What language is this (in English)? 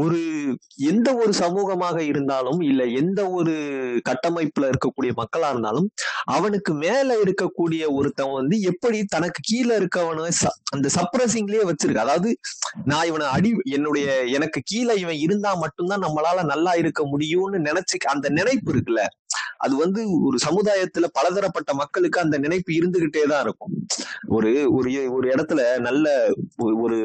Tamil